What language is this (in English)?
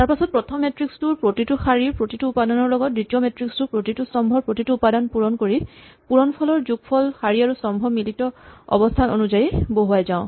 Assamese